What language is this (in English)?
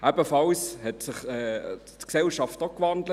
Swiss German